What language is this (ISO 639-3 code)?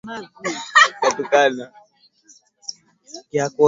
swa